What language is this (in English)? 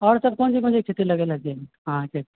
Maithili